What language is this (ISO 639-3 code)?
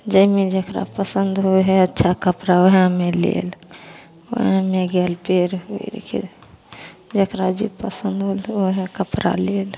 mai